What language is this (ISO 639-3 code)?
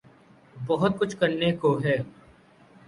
urd